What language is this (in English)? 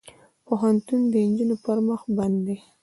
Pashto